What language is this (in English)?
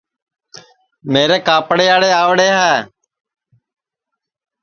Sansi